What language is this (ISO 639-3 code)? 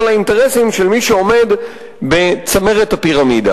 heb